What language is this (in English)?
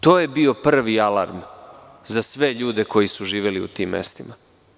Serbian